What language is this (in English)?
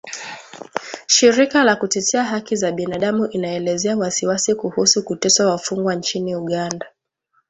Swahili